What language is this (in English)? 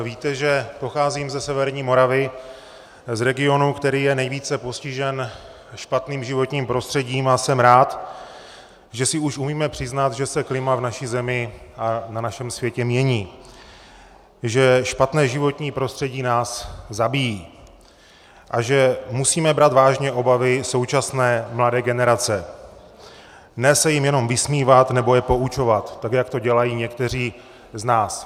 Czech